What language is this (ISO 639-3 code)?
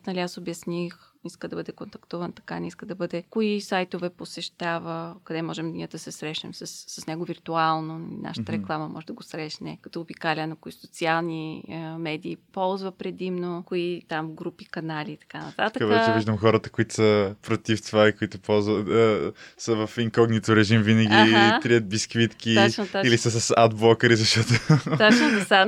bul